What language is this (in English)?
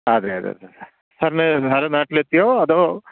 Malayalam